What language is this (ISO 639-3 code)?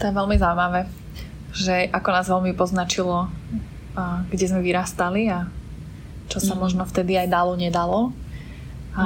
slk